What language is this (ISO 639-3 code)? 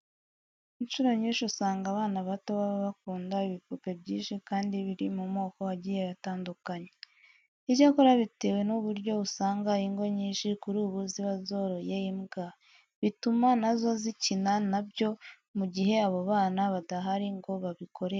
kin